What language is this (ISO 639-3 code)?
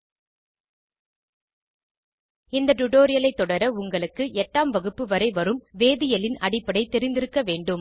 tam